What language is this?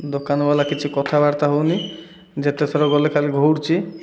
Odia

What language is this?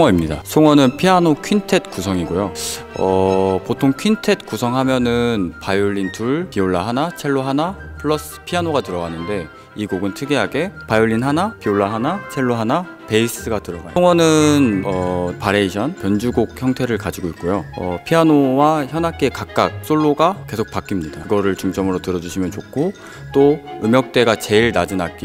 Korean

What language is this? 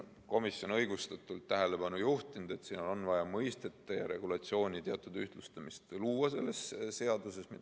Estonian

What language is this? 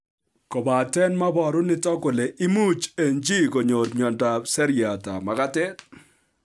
Kalenjin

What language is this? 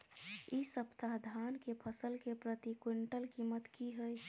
Maithili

